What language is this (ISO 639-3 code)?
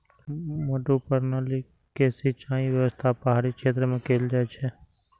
mai